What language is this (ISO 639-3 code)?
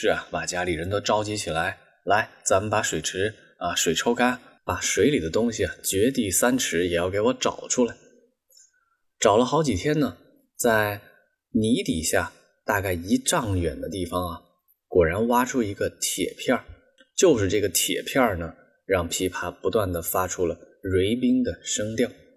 zho